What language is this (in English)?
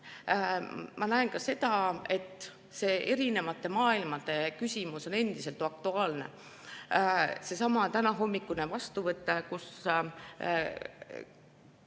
Estonian